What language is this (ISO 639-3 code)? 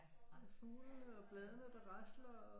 dan